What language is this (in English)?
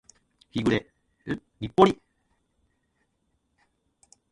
Japanese